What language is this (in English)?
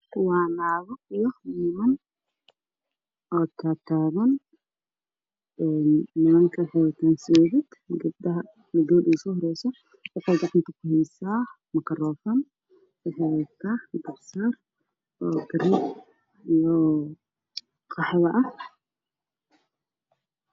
Somali